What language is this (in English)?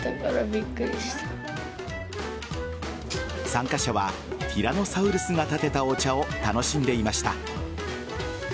Japanese